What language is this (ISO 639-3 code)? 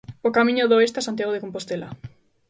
glg